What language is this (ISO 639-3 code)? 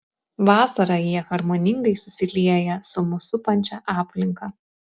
lit